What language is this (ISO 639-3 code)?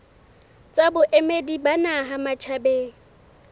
sot